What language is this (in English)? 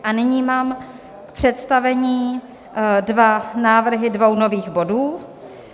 Czech